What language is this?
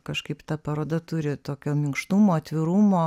Lithuanian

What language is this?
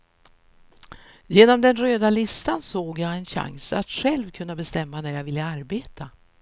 Swedish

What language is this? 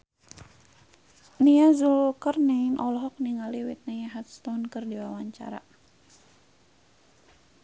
Sundanese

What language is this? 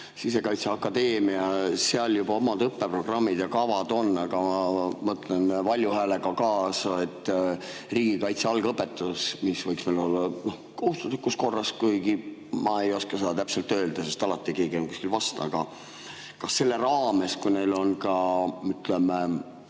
Estonian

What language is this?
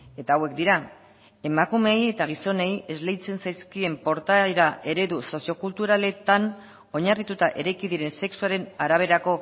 Basque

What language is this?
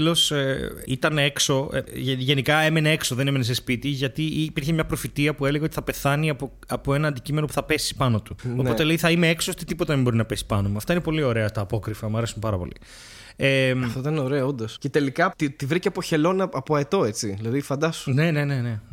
Greek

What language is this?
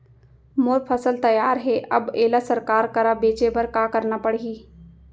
Chhattisgarhi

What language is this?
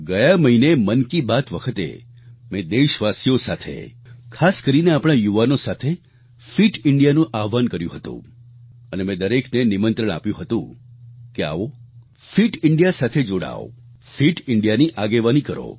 Gujarati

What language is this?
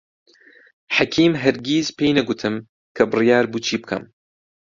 Central Kurdish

